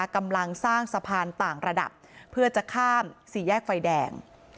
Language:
Thai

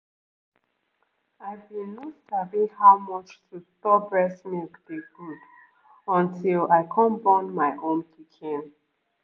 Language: Nigerian Pidgin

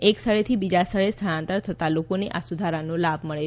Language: Gujarati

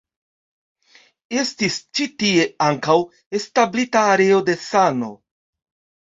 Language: Esperanto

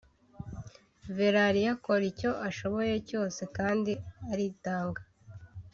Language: Kinyarwanda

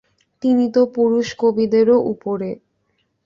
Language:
Bangla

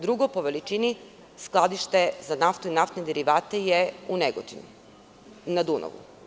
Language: Serbian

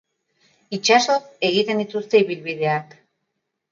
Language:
Basque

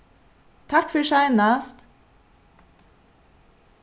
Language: Faroese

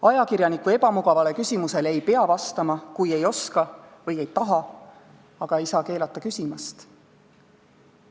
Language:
Estonian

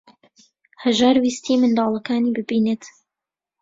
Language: Central Kurdish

